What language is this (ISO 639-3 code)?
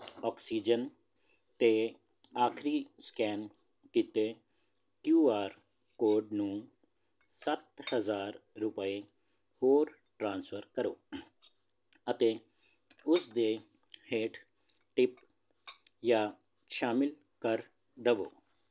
pan